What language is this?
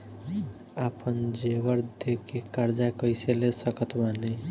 Bhojpuri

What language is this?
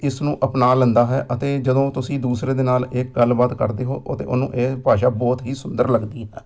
Punjabi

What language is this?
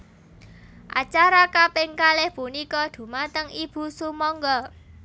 Javanese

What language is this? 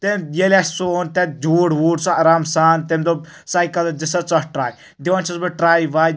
Kashmiri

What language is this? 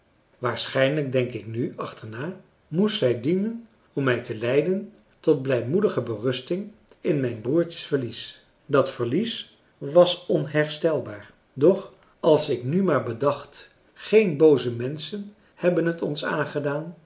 Dutch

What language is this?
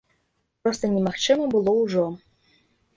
Belarusian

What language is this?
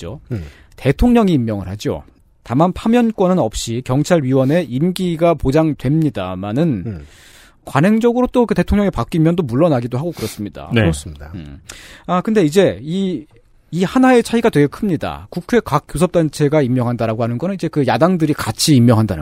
Korean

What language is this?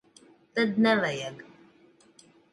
Latvian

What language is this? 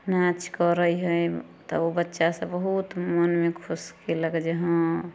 Maithili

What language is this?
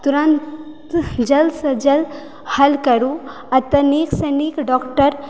Maithili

